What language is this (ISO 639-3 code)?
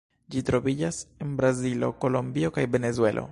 epo